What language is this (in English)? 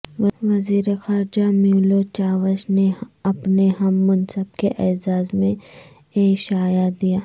Urdu